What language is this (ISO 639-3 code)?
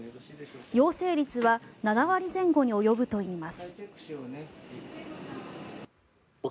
jpn